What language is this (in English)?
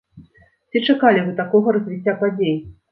Belarusian